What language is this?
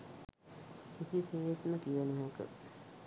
Sinhala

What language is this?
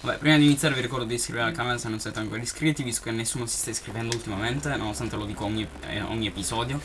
Italian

